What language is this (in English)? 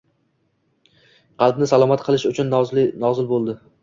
Uzbek